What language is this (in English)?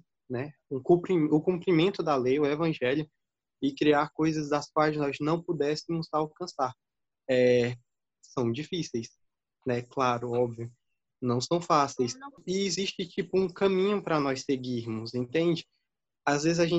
Portuguese